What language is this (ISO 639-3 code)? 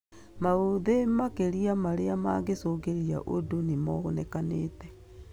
kik